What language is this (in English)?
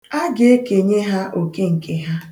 Igbo